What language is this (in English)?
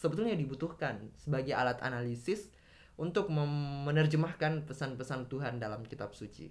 Indonesian